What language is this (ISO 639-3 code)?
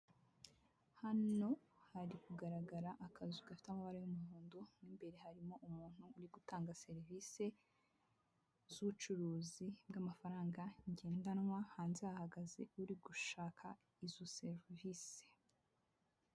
kin